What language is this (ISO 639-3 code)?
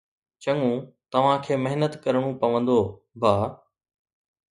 snd